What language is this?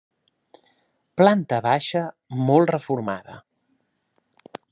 Catalan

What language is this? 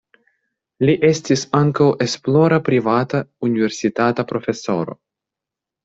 Esperanto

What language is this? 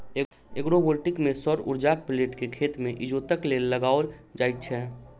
Maithili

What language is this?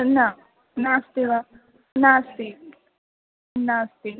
Sanskrit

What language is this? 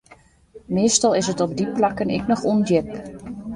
Western Frisian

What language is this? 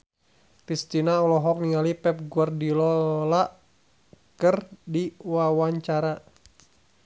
Sundanese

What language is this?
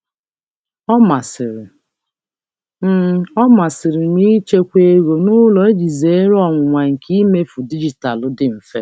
Igbo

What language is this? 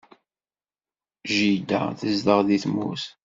Kabyle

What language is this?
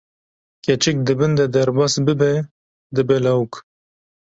Kurdish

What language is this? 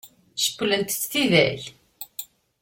Kabyle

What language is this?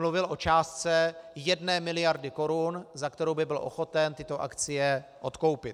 Czech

